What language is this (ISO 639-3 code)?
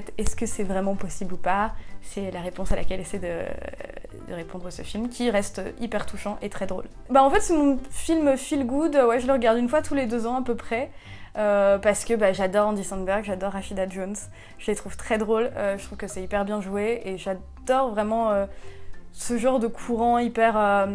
fra